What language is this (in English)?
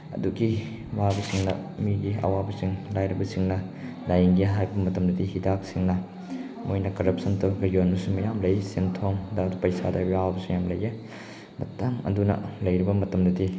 Manipuri